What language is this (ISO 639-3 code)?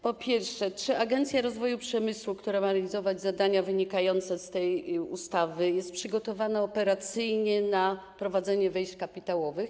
pol